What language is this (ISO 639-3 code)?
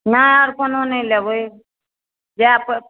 mai